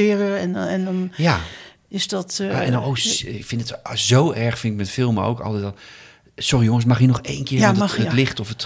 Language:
Dutch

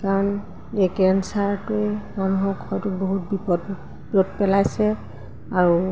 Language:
Assamese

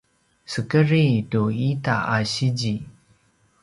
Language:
Paiwan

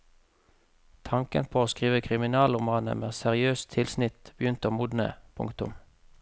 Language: Norwegian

